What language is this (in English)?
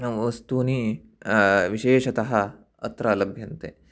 Sanskrit